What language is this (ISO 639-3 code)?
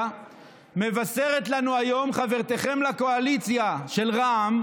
heb